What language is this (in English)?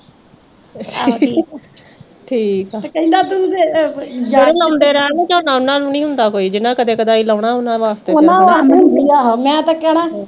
Punjabi